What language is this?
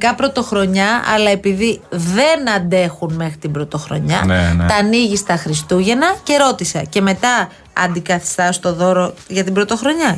Greek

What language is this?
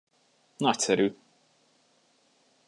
Hungarian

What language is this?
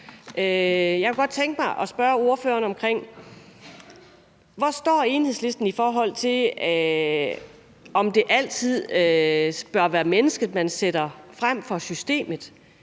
Danish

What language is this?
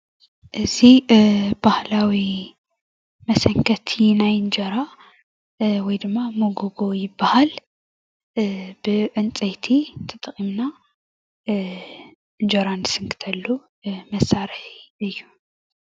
Tigrinya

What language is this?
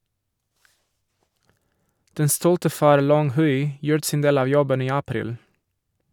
Norwegian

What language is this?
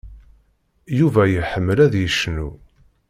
Kabyle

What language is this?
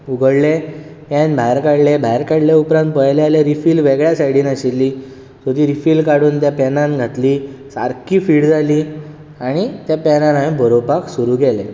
Konkani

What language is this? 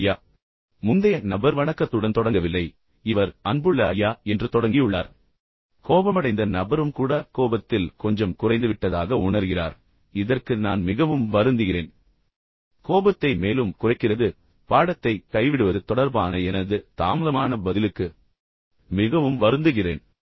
Tamil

